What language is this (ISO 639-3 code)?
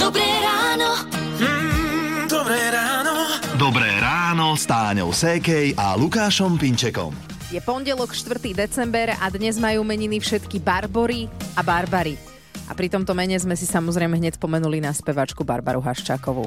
slk